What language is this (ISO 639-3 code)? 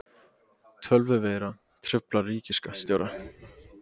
isl